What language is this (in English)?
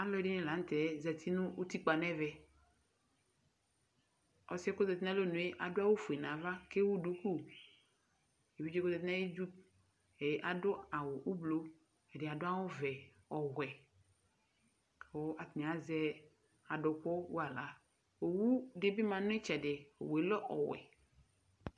Ikposo